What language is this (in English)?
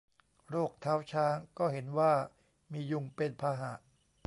Thai